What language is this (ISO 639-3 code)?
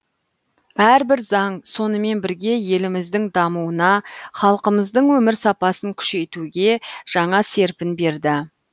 kaz